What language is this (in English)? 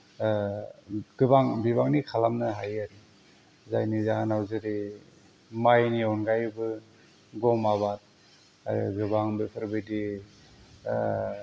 Bodo